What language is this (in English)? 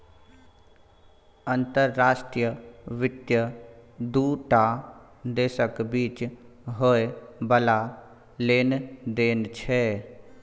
Maithili